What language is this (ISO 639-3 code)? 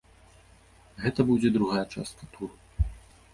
bel